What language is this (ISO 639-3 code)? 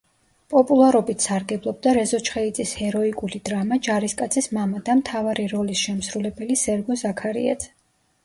kat